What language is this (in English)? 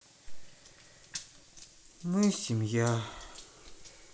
Russian